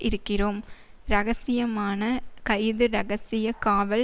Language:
Tamil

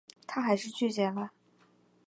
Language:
Chinese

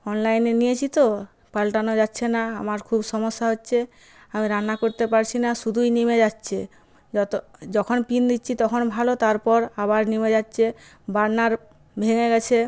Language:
Bangla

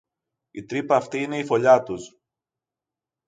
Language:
Greek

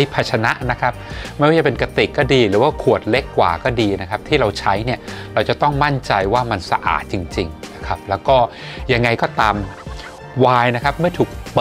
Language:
Thai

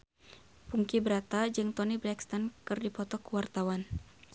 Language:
Sundanese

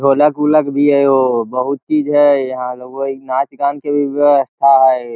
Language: Magahi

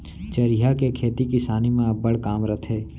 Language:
Chhattisgarhi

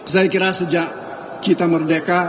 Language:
Indonesian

